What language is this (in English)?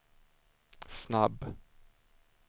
Swedish